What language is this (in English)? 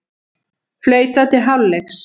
Icelandic